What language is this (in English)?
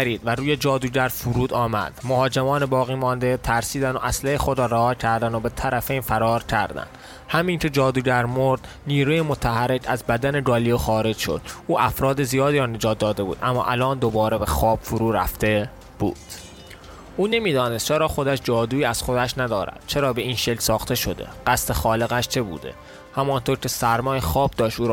Persian